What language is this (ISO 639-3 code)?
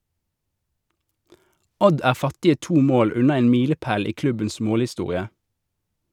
nor